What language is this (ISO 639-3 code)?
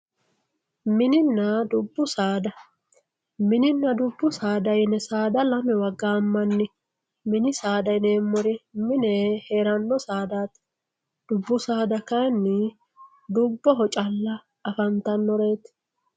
sid